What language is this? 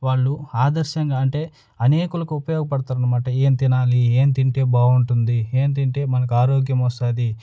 Telugu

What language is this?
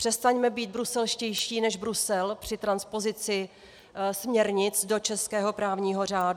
Czech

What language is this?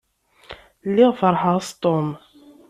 Kabyle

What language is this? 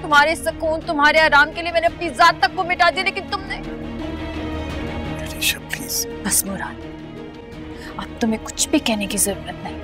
Hindi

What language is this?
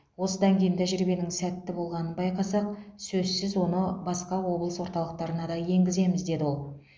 Kazakh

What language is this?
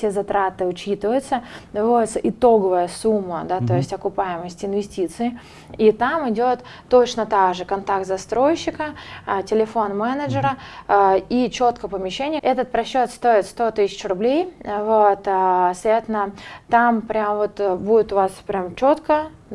Russian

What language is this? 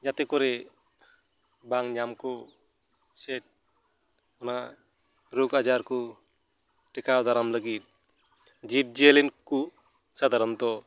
Santali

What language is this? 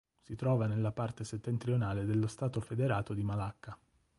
Italian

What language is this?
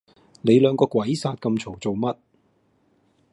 Cantonese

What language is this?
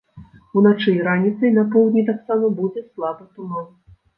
Belarusian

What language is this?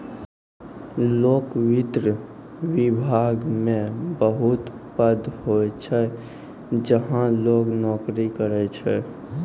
Maithili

